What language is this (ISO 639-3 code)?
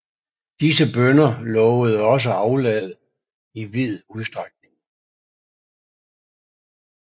dan